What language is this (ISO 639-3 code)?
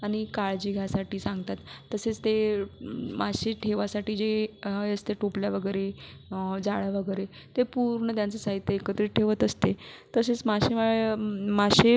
mar